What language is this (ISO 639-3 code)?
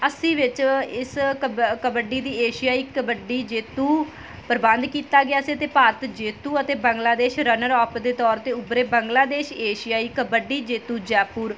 pan